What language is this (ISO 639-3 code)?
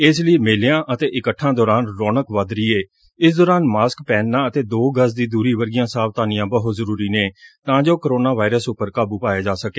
pan